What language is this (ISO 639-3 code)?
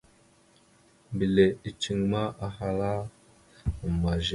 mxu